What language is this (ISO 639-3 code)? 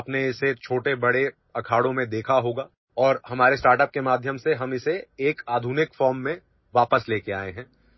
asm